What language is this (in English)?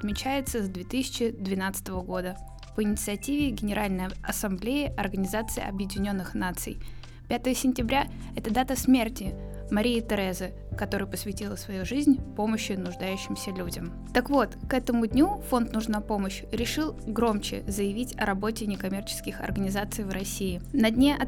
Russian